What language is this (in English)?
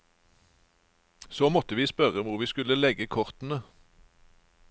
Norwegian